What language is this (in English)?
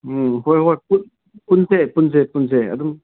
Manipuri